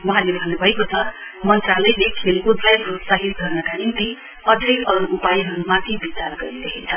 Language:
Nepali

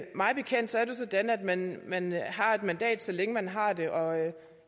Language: Danish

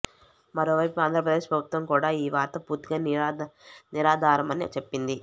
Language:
Telugu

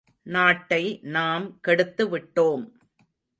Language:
Tamil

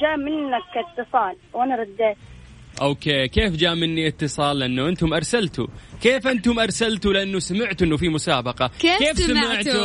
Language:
Arabic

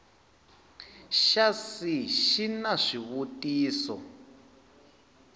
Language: Tsonga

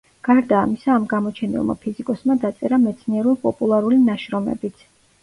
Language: Georgian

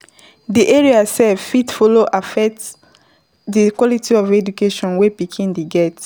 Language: Nigerian Pidgin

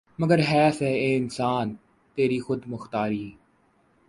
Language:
Urdu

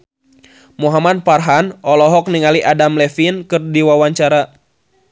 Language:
Sundanese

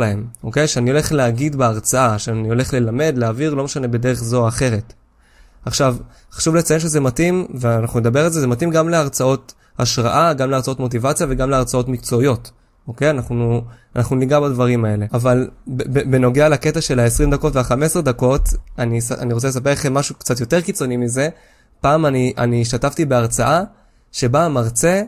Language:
Hebrew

